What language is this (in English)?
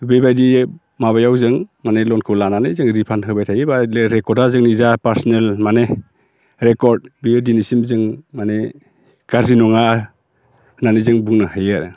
Bodo